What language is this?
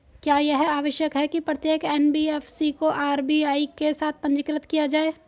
Hindi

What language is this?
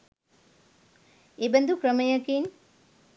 Sinhala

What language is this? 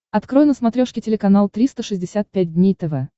Russian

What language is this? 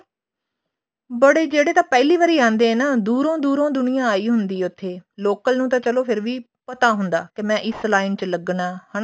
Punjabi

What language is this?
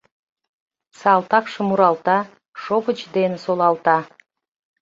Mari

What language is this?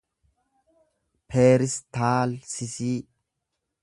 Oromo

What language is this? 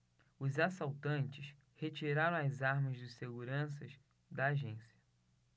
Portuguese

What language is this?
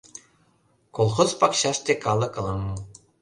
Mari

